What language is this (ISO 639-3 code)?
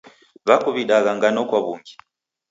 dav